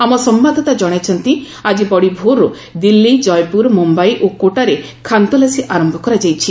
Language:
Odia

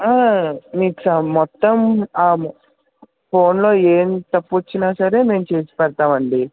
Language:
Telugu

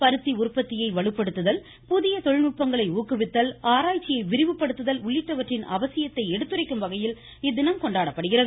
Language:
Tamil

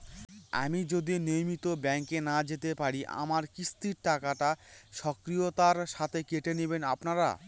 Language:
Bangla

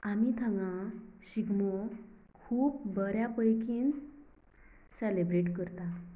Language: Konkani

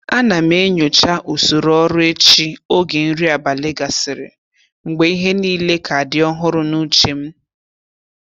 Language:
Igbo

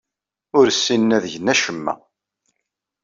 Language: Kabyle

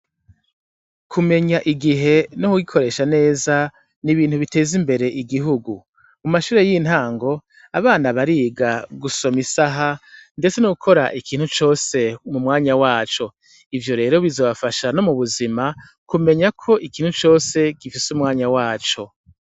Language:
Rundi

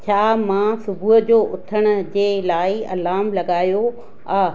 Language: Sindhi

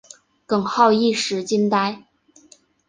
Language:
Chinese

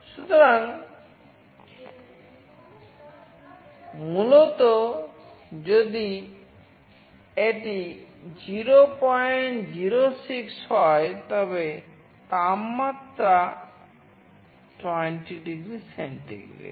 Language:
Bangla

